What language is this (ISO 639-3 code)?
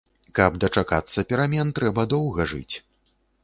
bel